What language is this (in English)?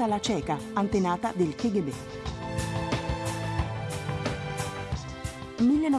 Italian